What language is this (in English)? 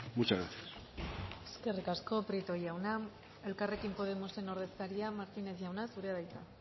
Basque